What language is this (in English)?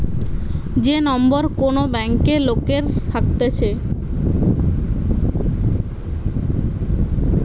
Bangla